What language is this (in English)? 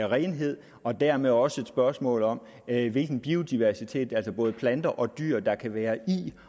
Danish